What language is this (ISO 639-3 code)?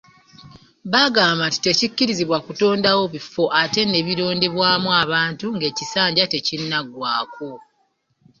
lug